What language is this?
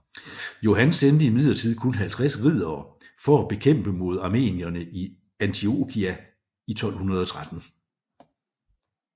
Danish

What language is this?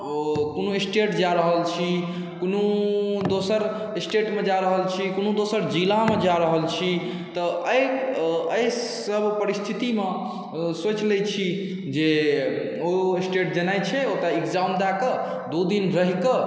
Maithili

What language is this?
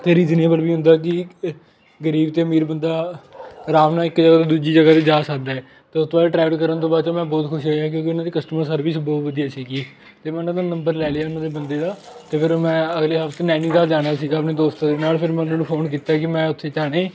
Punjabi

